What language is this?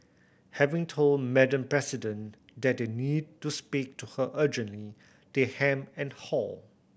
English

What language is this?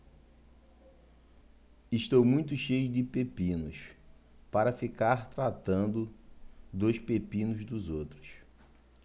Portuguese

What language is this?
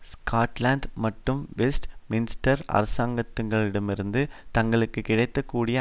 Tamil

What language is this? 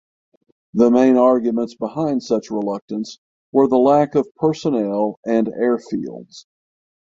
English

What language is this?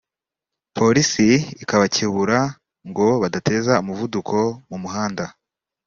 Kinyarwanda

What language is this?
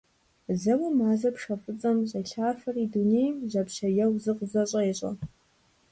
Kabardian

